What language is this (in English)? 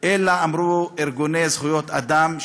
Hebrew